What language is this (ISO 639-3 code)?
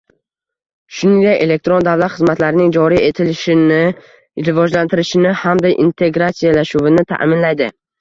uzb